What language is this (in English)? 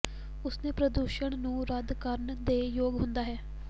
Punjabi